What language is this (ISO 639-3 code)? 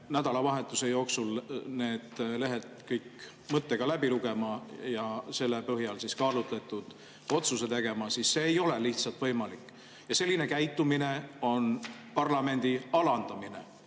est